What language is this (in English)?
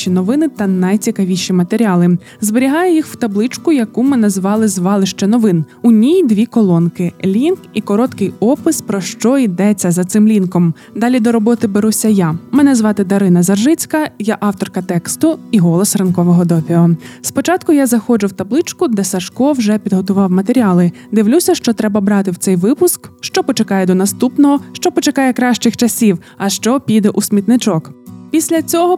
Ukrainian